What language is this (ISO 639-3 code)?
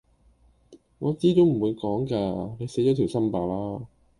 yue